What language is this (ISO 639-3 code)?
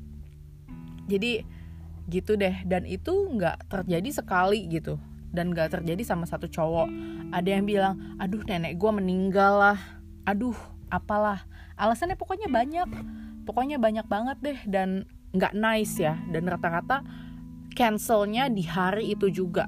ind